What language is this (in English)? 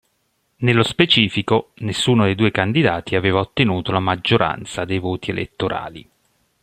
Italian